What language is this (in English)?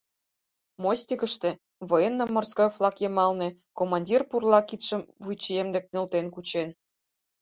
Mari